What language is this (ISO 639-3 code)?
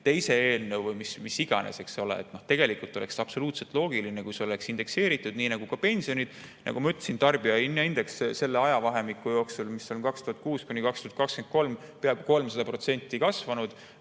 est